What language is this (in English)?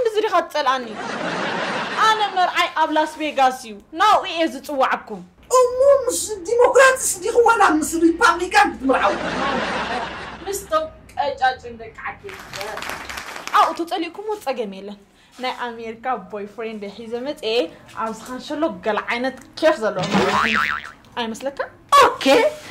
Arabic